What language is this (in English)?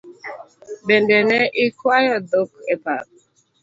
Luo (Kenya and Tanzania)